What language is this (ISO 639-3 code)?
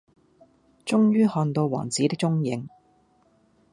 yue